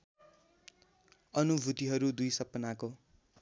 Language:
Nepali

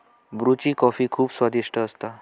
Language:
Marathi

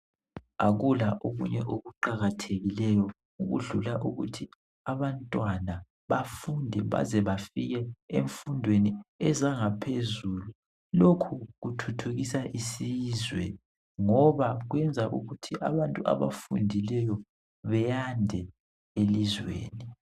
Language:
North Ndebele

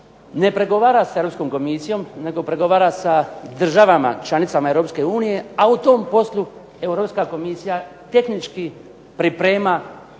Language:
Croatian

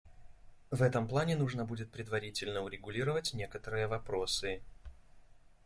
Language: Russian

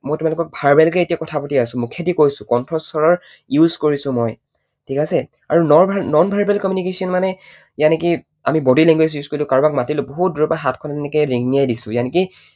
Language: Assamese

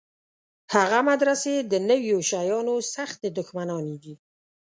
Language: Pashto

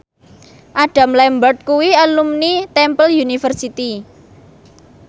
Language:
Javanese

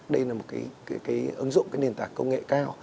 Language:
Vietnamese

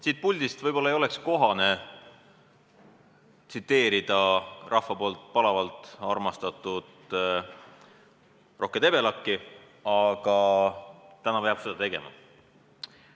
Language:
Estonian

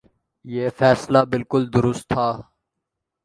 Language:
Urdu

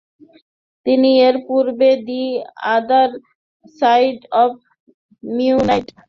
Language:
Bangla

